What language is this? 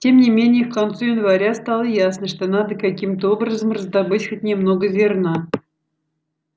Russian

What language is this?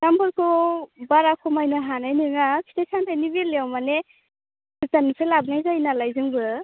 Bodo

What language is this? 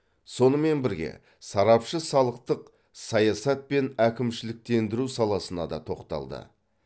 Kazakh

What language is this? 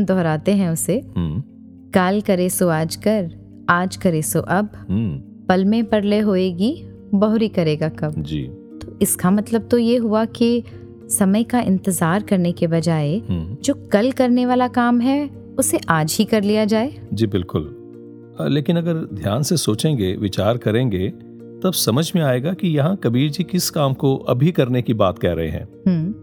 Hindi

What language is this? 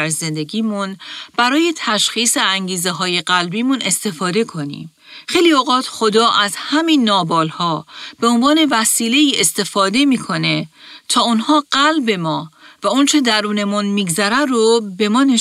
Persian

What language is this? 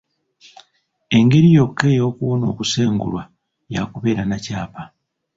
Ganda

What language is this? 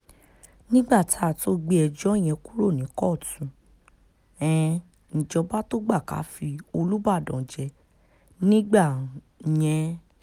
Yoruba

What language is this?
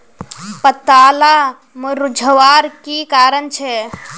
Magahi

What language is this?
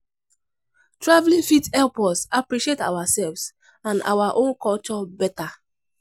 Nigerian Pidgin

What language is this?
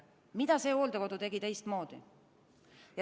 Estonian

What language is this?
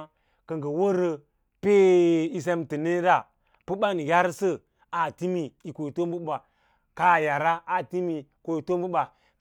Lala-Roba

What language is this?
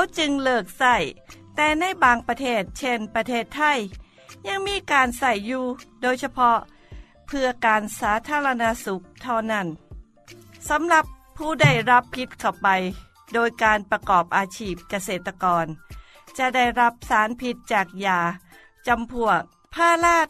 Thai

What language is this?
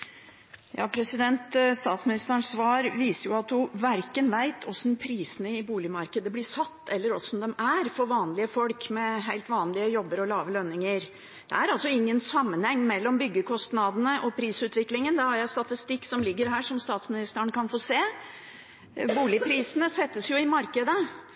Norwegian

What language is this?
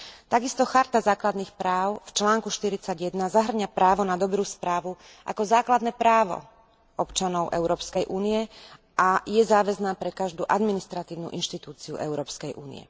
Slovak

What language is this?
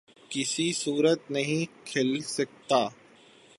Urdu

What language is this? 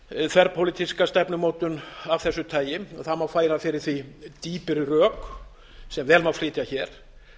Icelandic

